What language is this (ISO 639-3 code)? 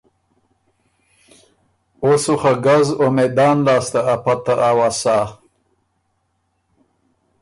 oru